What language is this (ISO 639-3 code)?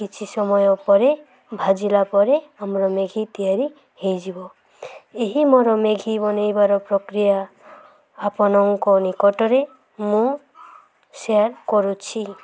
ori